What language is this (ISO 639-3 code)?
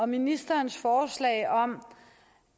dan